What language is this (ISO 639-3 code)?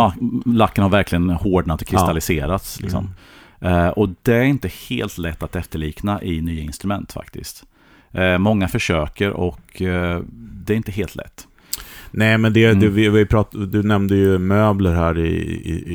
swe